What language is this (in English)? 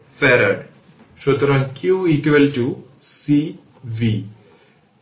Bangla